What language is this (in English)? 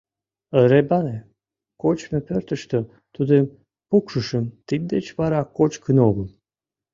Mari